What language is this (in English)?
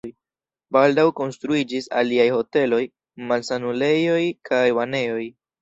Esperanto